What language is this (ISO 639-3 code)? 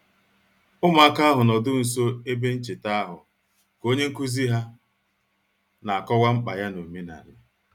ibo